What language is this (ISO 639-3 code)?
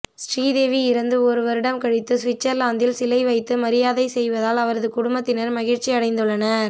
tam